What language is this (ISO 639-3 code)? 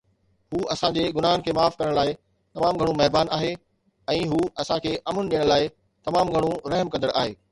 snd